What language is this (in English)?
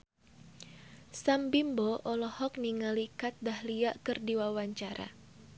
Sundanese